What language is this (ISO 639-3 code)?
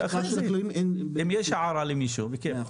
heb